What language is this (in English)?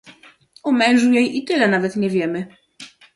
Polish